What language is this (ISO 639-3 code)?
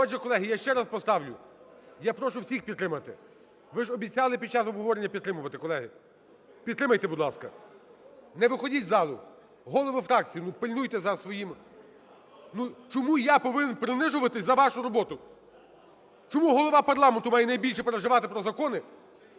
ukr